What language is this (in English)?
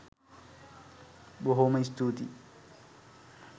Sinhala